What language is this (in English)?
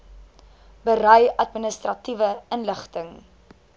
Afrikaans